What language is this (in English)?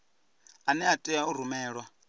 Venda